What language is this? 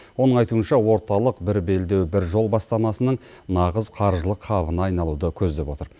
Kazakh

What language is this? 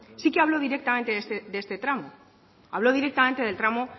Spanish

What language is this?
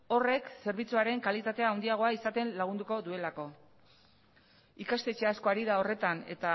Basque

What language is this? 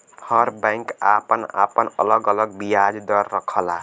Bhojpuri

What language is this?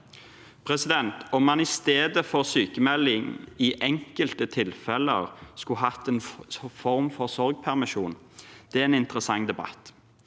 Norwegian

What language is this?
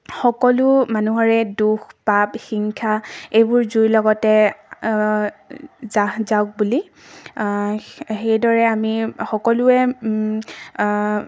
Assamese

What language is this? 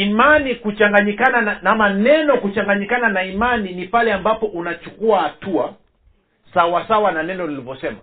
Swahili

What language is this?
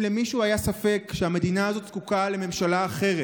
Hebrew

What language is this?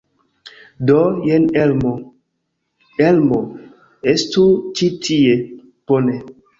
Esperanto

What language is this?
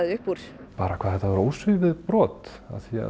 Icelandic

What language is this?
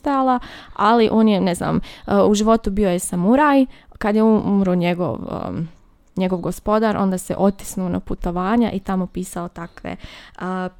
Croatian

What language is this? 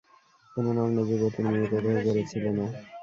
Bangla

